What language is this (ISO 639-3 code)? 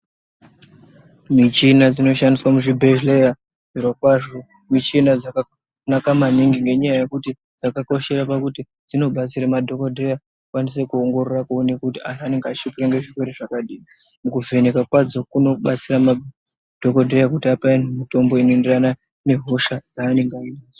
ndc